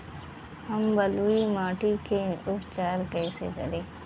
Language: Bhojpuri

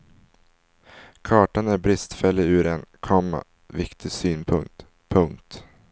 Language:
Swedish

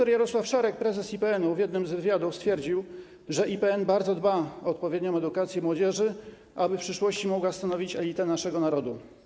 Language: Polish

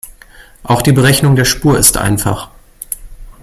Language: German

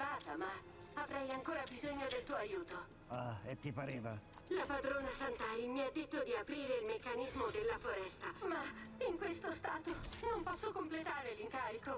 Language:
Italian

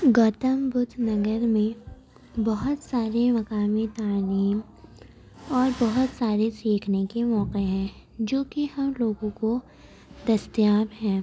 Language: Urdu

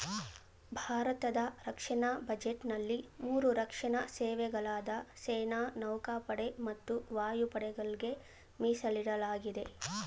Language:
Kannada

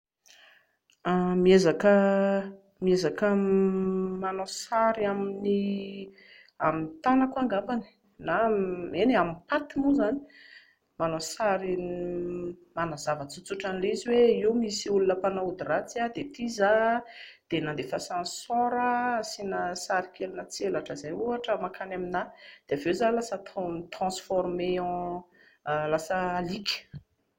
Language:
Malagasy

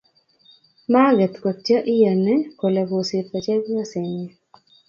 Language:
Kalenjin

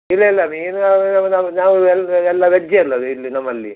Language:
Kannada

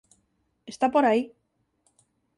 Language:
Galician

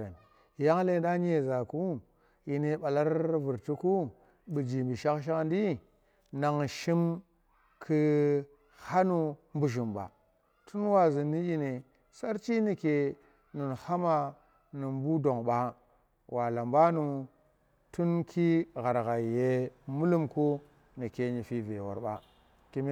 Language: Tera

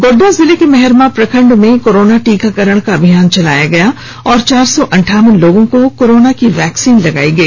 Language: Hindi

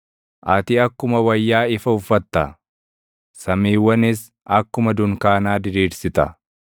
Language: Oromo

